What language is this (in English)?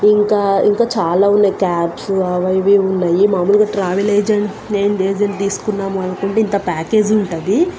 Telugu